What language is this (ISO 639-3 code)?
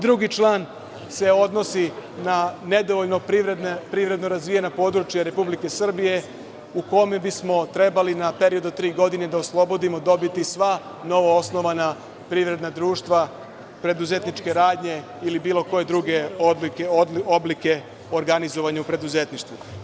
srp